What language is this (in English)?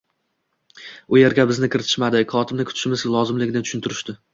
Uzbek